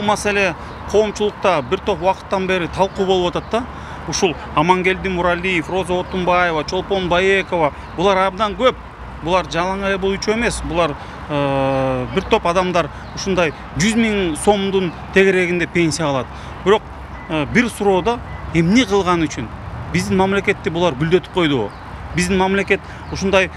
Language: Turkish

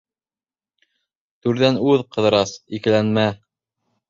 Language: Bashkir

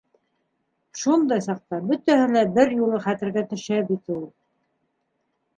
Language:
Bashkir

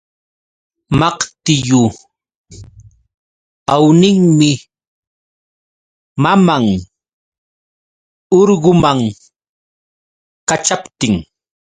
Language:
Yauyos Quechua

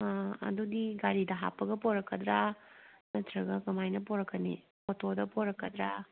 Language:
Manipuri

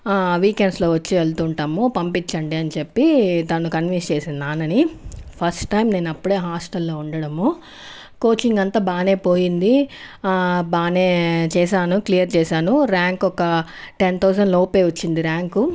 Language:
Telugu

